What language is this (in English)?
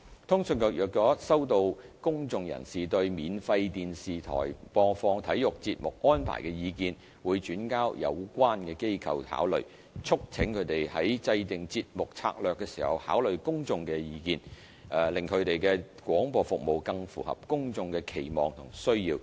Cantonese